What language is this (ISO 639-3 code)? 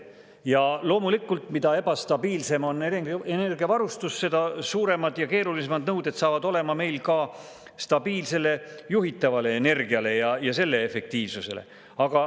est